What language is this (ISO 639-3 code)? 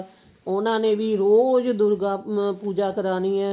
pan